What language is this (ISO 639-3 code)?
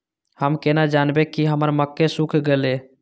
mai